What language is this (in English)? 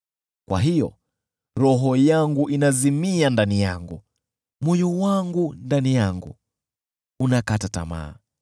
Swahili